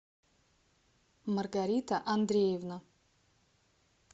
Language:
Russian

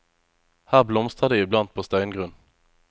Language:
Norwegian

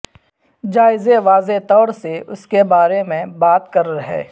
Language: Urdu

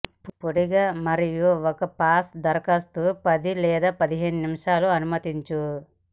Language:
Telugu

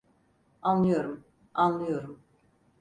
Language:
Turkish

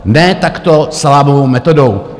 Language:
Czech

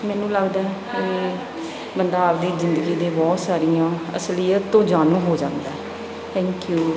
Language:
Punjabi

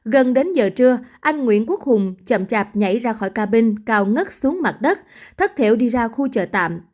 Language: Vietnamese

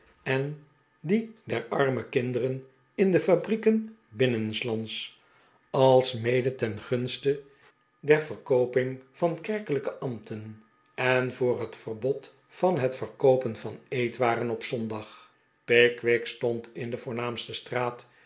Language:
Dutch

